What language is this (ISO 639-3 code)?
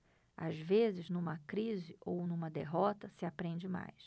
por